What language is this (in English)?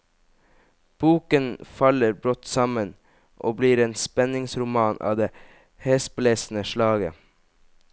Norwegian